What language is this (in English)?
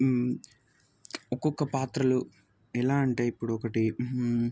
Telugu